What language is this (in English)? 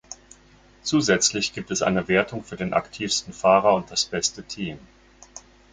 German